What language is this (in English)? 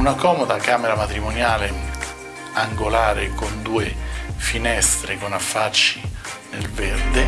Italian